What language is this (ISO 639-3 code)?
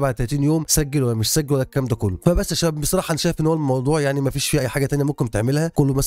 ara